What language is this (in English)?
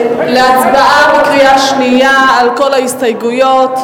Hebrew